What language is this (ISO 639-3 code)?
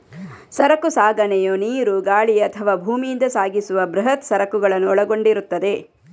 kan